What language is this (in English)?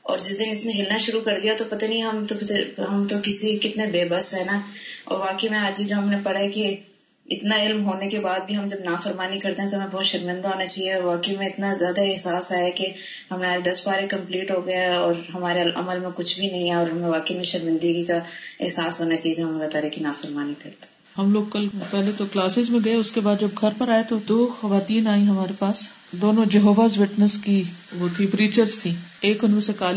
Urdu